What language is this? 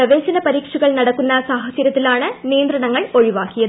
Malayalam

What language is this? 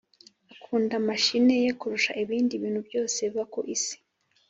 Kinyarwanda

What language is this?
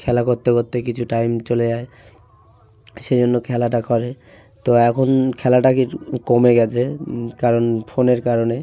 Bangla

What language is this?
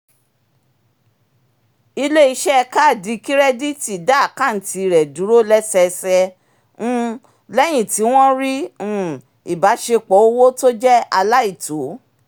Yoruba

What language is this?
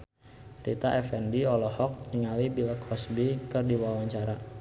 Sundanese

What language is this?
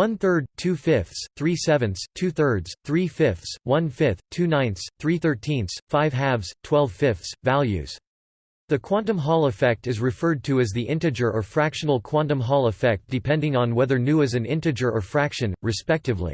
English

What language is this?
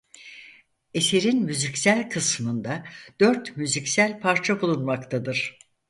Turkish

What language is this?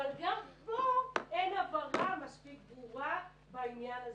Hebrew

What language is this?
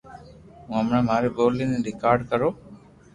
Loarki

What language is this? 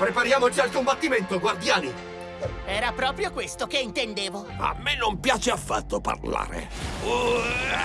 Italian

